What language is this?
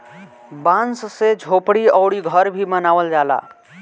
Bhojpuri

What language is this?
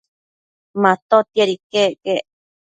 Matsés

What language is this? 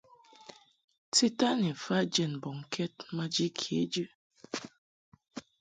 Mungaka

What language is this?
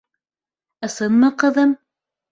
Bashkir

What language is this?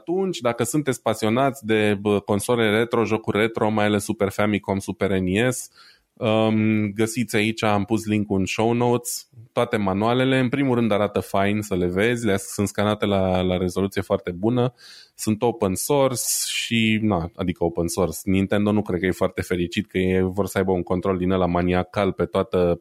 Romanian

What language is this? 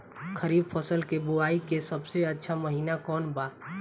Bhojpuri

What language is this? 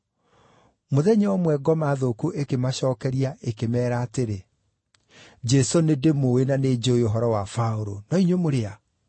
Kikuyu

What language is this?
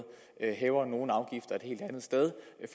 Danish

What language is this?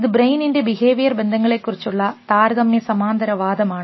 Malayalam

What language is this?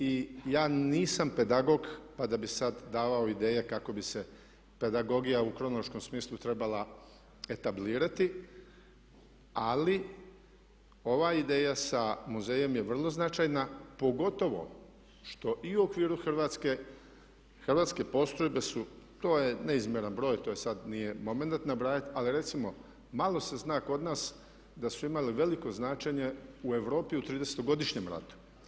Croatian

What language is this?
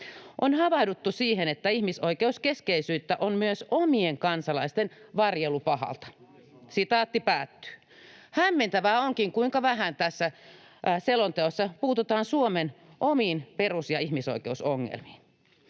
Finnish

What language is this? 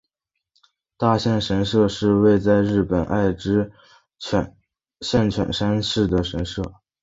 Chinese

